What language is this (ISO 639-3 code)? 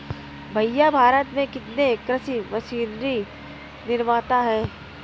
hin